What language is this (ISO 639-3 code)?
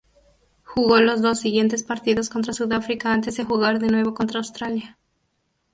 spa